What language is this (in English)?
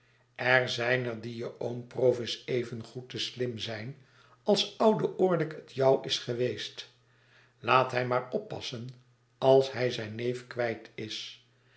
Dutch